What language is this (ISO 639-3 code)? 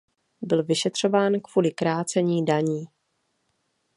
ces